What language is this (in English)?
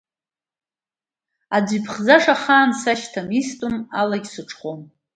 Abkhazian